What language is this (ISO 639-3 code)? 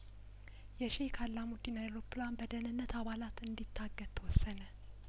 amh